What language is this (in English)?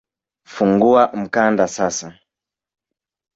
Swahili